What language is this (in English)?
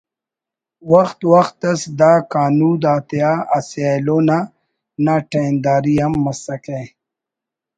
Brahui